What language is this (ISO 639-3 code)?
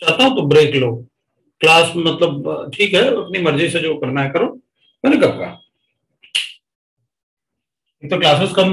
hin